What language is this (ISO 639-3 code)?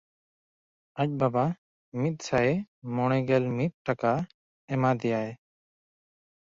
sat